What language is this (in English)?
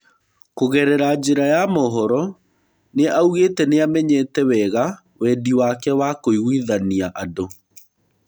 Kikuyu